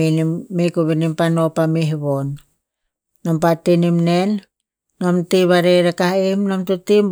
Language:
Tinputz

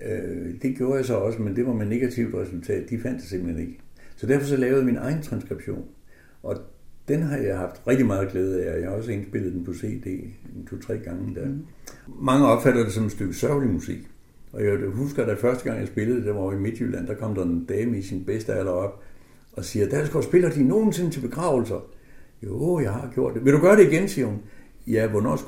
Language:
Danish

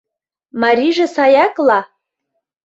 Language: Mari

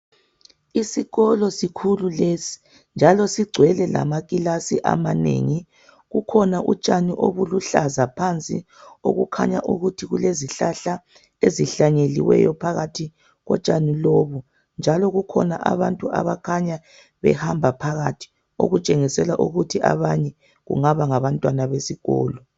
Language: North Ndebele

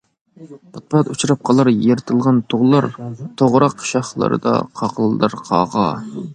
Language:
Uyghur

